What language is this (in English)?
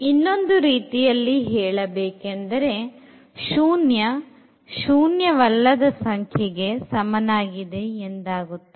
Kannada